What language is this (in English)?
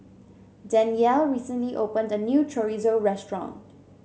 English